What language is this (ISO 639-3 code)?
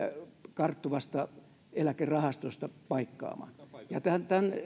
fin